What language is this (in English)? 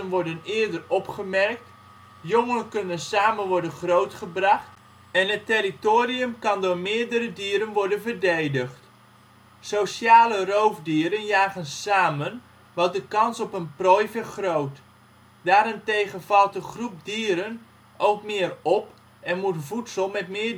Dutch